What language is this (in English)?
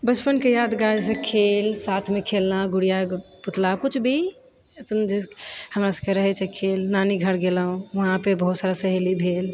Maithili